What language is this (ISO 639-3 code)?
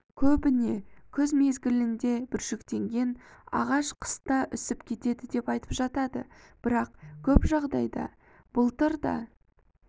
kaz